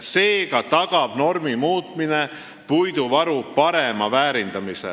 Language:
Estonian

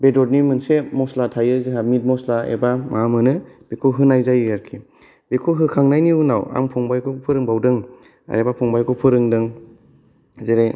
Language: Bodo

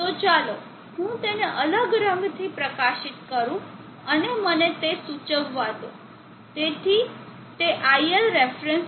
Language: Gujarati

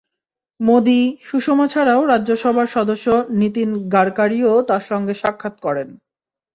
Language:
Bangla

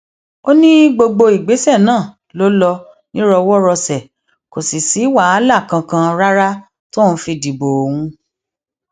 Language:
Yoruba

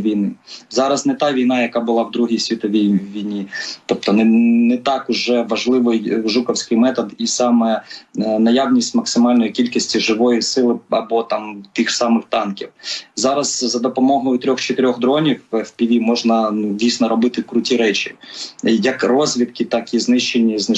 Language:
Ukrainian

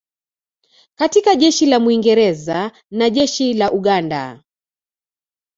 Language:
Swahili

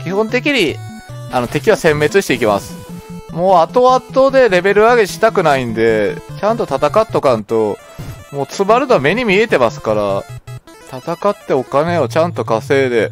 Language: Japanese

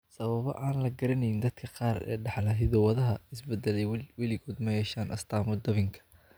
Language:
Somali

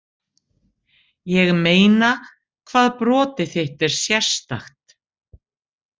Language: Icelandic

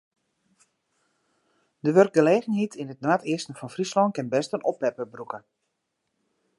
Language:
Western Frisian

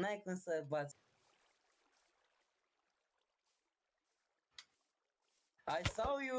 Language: Romanian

